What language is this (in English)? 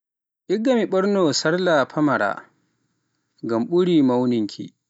Pular